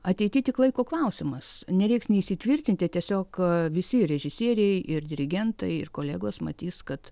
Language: Lithuanian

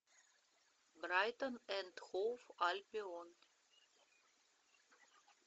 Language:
Russian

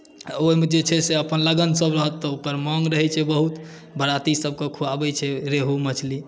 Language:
Maithili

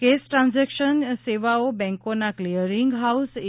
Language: Gujarati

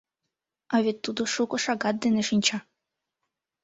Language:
Mari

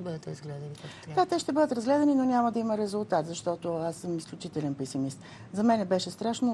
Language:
Bulgarian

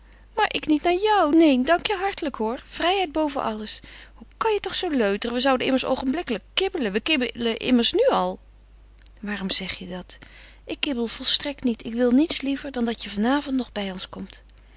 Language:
Dutch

